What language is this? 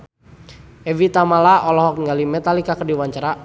Sundanese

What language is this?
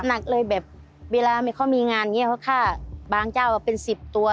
Thai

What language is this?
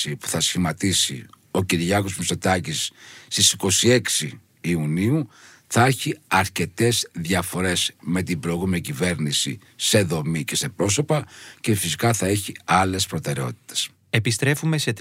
Greek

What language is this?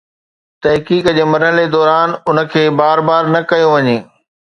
Sindhi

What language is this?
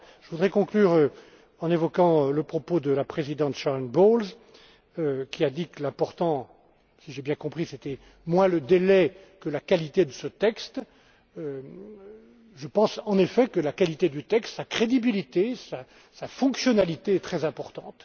French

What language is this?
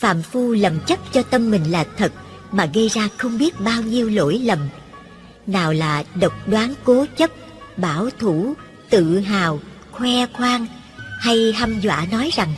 Vietnamese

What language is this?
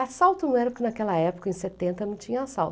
Portuguese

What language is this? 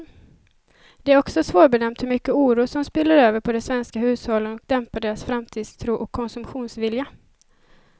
Swedish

